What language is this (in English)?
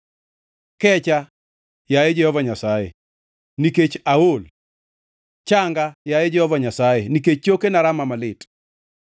Luo (Kenya and Tanzania)